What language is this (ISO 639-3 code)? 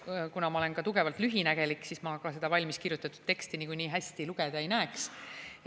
est